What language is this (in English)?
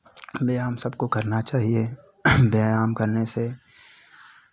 Hindi